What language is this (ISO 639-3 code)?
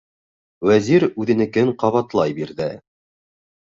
bak